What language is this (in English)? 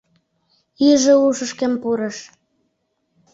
Mari